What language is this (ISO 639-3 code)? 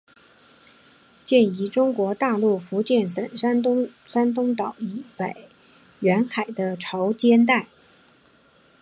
zho